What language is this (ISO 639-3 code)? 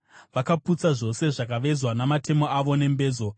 sna